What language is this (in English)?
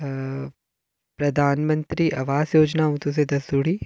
Dogri